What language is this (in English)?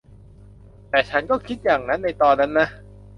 Thai